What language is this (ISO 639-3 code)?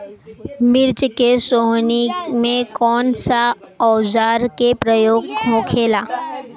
bho